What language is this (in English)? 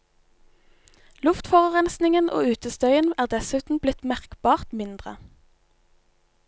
Norwegian